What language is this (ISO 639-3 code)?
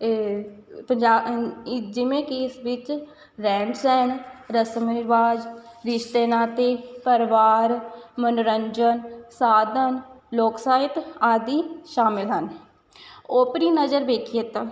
pan